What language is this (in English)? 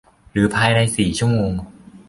Thai